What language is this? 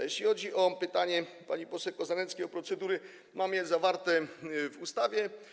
Polish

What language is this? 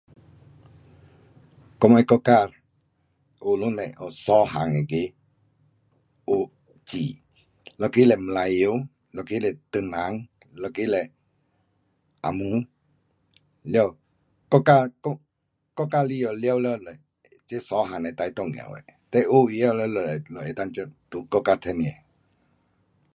Pu-Xian Chinese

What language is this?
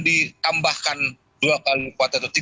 Indonesian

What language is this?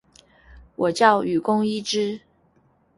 Chinese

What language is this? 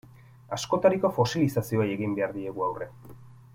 Basque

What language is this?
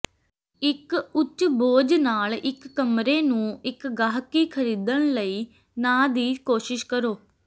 Punjabi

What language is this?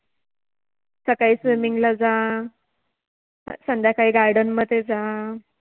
Marathi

